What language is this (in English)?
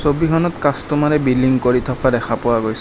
Assamese